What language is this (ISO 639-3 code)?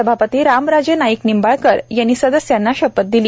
mar